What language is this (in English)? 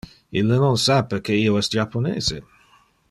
Interlingua